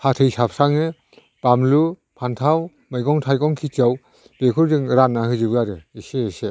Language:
Bodo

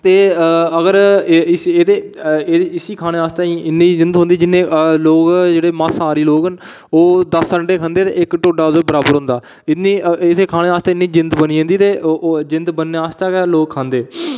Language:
Dogri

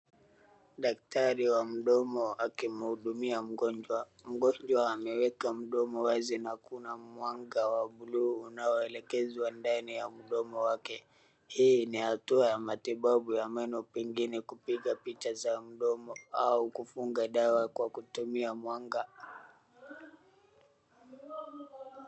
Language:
Swahili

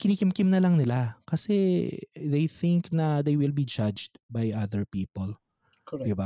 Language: Filipino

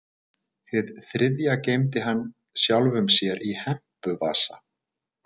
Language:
Icelandic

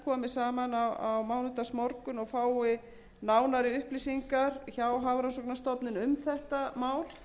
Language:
Icelandic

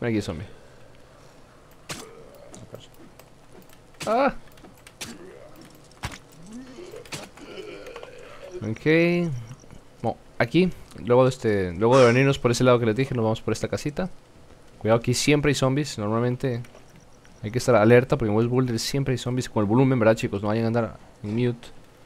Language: Spanish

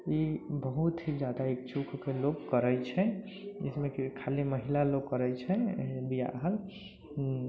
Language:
Maithili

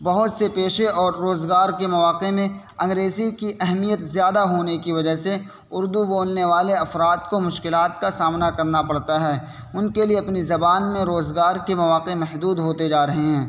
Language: Urdu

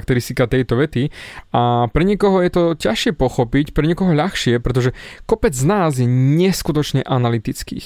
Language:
Slovak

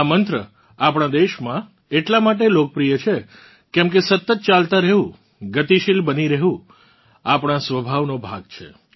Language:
Gujarati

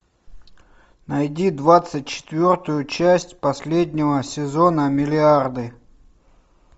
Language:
Russian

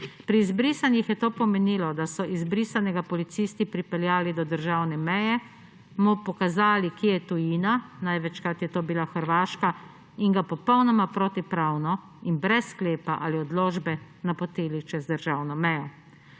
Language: Slovenian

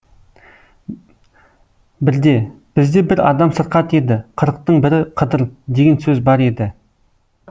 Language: Kazakh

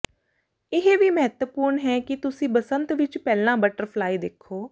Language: Punjabi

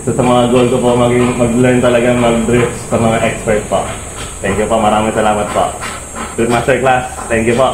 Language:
Filipino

